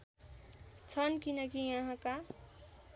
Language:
Nepali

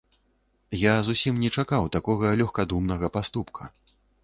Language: Belarusian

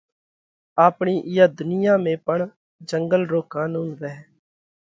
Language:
Parkari Koli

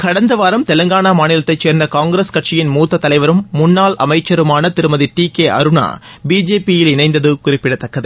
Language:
Tamil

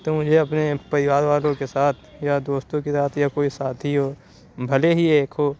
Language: Urdu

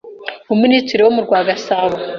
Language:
Kinyarwanda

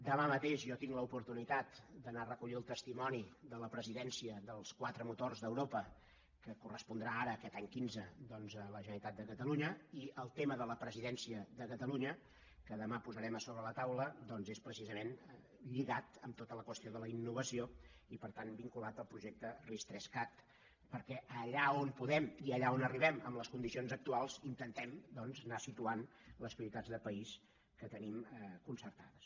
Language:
Catalan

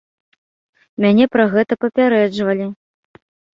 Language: Belarusian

